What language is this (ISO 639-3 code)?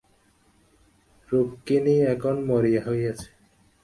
ben